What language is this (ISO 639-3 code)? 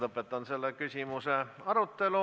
est